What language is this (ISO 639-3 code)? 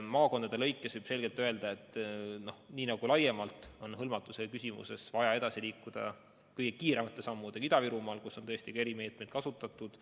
est